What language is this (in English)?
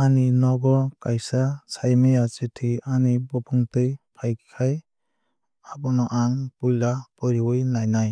Kok Borok